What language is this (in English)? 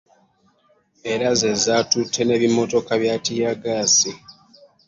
Ganda